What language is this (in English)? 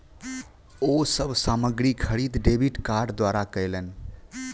Maithili